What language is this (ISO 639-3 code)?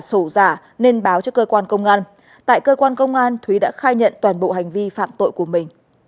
vie